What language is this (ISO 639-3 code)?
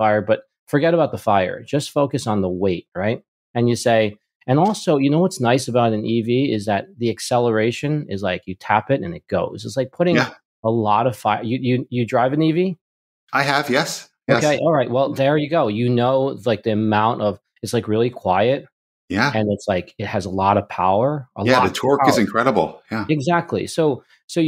eng